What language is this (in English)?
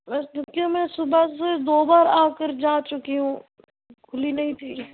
Urdu